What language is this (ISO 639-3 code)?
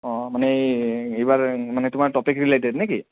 asm